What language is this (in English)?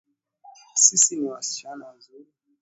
Swahili